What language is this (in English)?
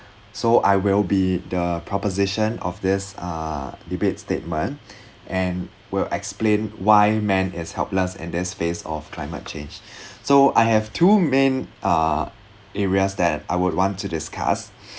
English